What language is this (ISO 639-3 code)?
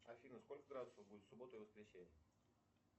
rus